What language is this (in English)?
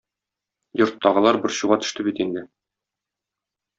Tatar